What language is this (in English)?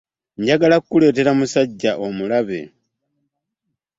Ganda